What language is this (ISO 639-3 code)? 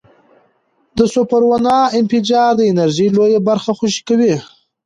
pus